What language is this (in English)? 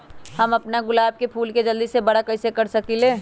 Magahi